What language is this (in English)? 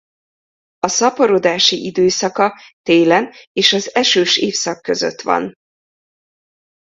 Hungarian